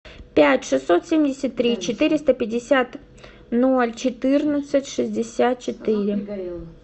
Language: Russian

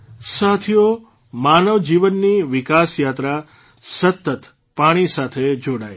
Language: Gujarati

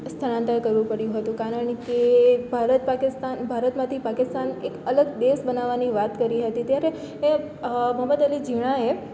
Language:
Gujarati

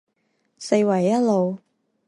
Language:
Chinese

